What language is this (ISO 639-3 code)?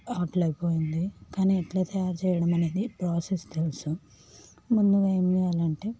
tel